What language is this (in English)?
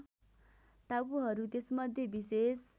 Nepali